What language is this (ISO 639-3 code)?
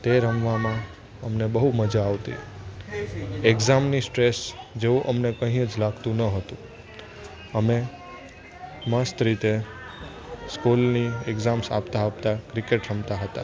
guj